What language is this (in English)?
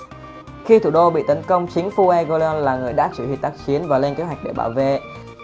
Vietnamese